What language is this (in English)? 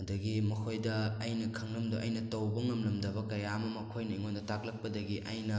Manipuri